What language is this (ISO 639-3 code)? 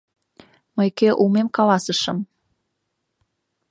chm